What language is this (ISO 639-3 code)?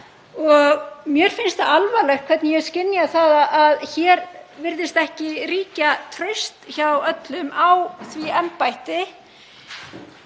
isl